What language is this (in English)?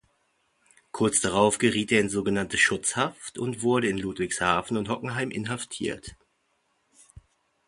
German